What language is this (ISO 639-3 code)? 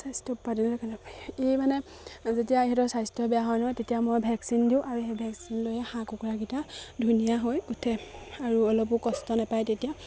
asm